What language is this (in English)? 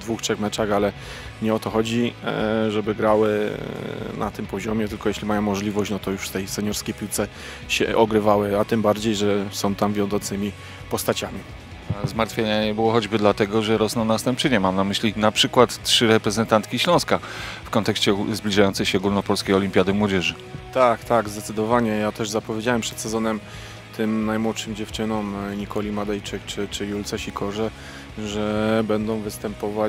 Polish